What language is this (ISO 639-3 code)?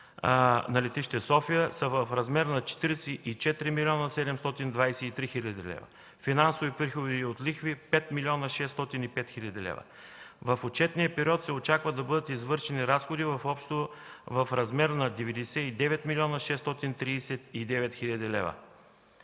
bul